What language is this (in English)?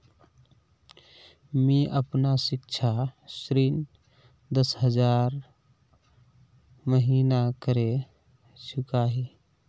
Magahi